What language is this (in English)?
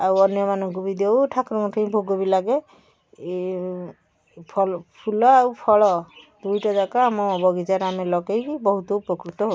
Odia